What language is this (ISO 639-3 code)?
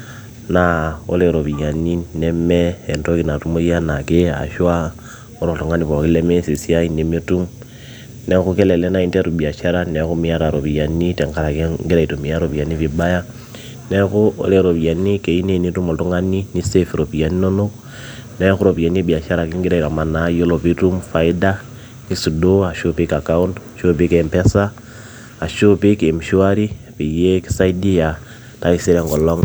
mas